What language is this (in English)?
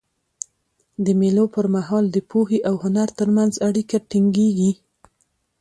Pashto